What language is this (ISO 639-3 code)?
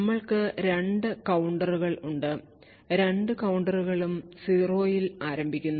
mal